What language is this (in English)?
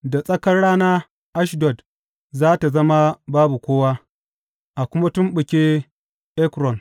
Hausa